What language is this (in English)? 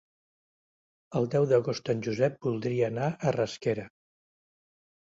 Catalan